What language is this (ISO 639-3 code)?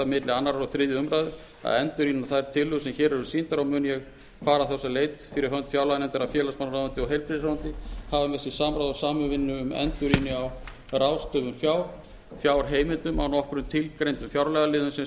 isl